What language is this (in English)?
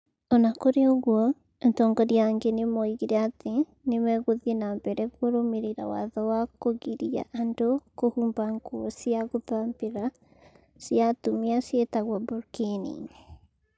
Kikuyu